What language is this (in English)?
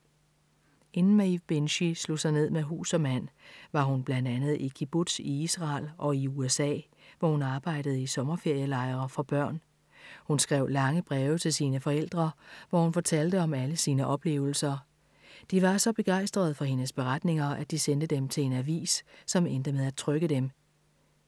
Danish